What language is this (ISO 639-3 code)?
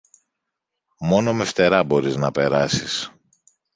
ell